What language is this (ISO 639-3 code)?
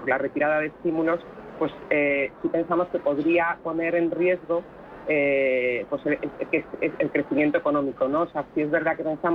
spa